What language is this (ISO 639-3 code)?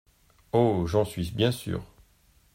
fra